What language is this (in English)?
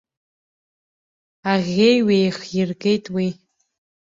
Abkhazian